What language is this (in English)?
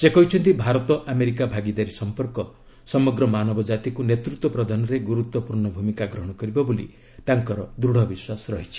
Odia